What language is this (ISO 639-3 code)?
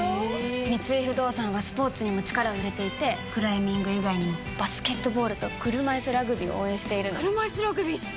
jpn